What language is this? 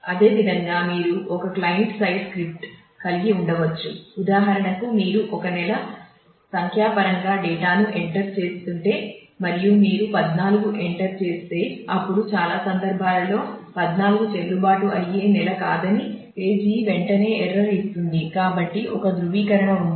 Telugu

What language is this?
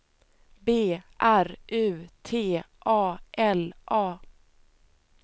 Swedish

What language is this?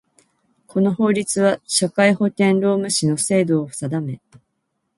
Japanese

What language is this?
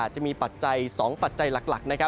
Thai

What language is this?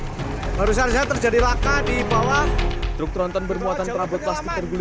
Indonesian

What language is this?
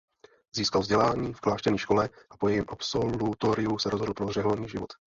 Czech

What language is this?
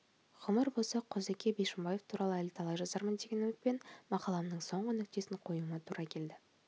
Kazakh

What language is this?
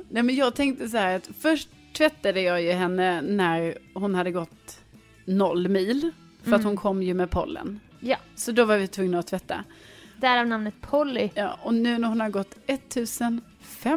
Swedish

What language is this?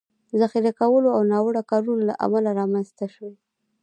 Pashto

